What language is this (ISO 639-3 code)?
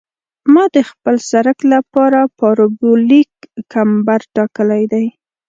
pus